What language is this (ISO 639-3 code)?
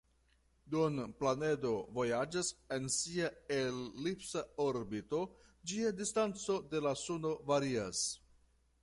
epo